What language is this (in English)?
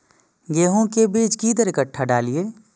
Maithili